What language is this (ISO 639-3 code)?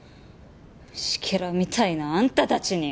jpn